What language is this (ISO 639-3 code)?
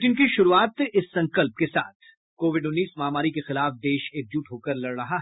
hin